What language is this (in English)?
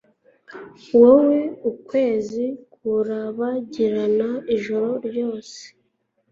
Kinyarwanda